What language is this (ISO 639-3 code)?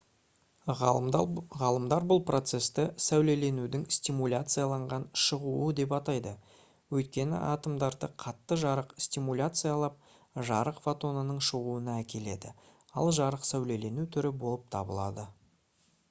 kaz